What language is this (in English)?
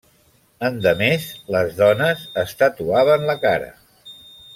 Catalan